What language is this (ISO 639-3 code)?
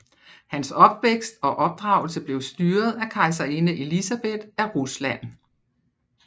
dan